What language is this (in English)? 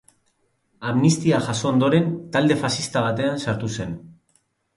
Basque